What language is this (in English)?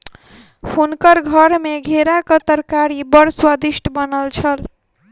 Maithili